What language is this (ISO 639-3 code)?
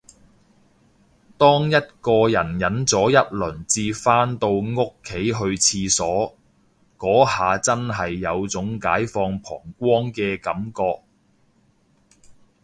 yue